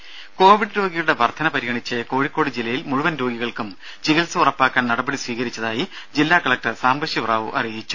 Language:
Malayalam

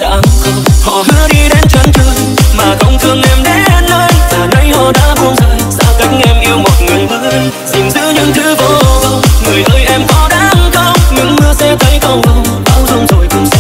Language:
Vietnamese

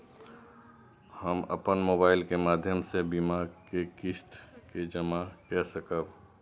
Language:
Maithili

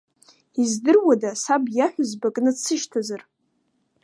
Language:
Abkhazian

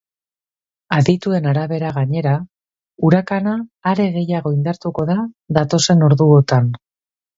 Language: Basque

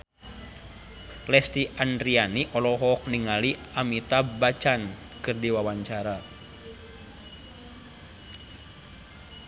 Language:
Sundanese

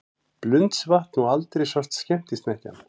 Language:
Icelandic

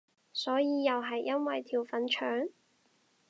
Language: Cantonese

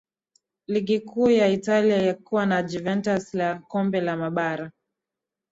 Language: Swahili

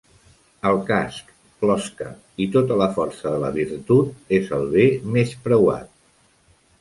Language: Catalan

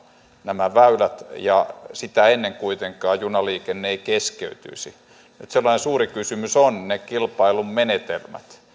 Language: Finnish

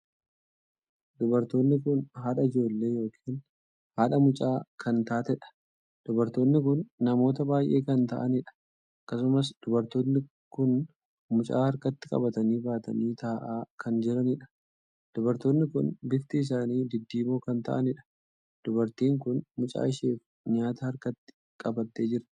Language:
Oromo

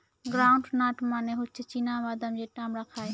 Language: Bangla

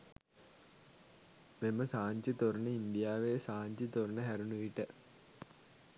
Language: Sinhala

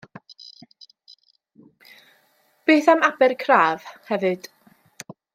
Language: Welsh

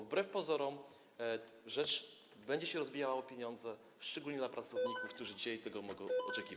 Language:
Polish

